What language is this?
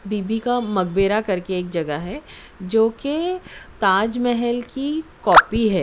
Urdu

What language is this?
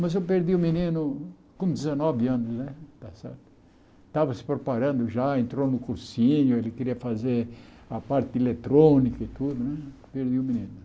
Portuguese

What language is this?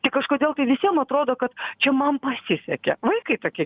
Lithuanian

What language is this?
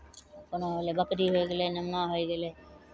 Maithili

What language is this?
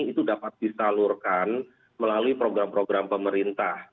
Indonesian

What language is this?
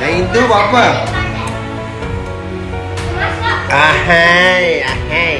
Malay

